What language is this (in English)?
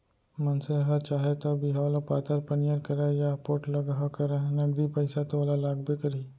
Chhattisgarhi